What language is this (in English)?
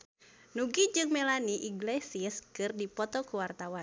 Sundanese